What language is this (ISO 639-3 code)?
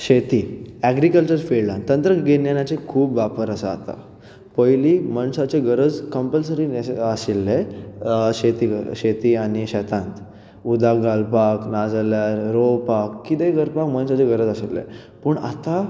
kok